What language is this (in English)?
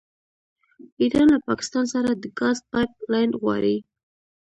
Pashto